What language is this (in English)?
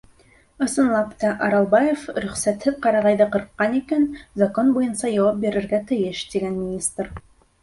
Bashkir